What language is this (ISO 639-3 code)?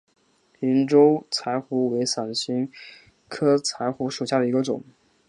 zho